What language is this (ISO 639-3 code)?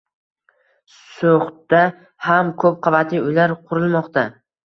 uzb